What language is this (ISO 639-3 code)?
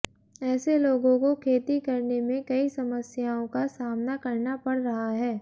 hin